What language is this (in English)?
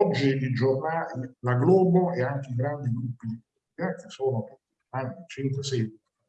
Italian